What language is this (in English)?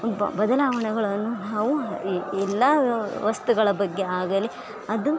Kannada